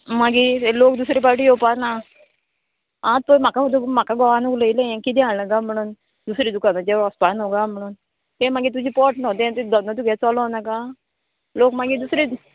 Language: Konkani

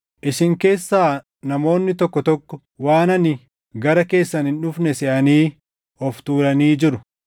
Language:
Oromo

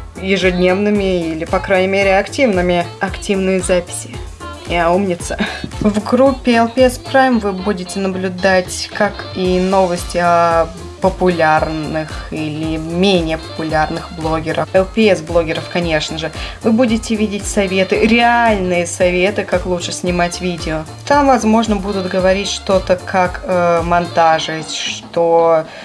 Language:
Russian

